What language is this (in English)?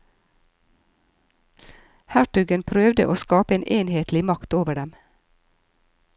Norwegian